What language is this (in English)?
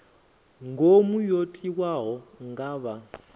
Venda